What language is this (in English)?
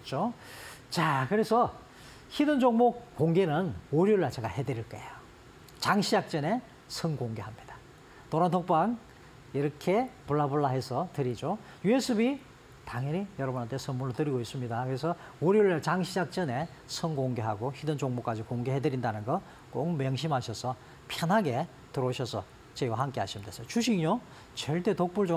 Korean